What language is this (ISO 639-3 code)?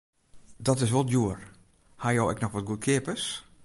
fry